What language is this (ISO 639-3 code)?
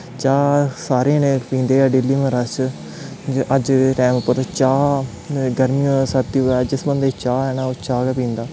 doi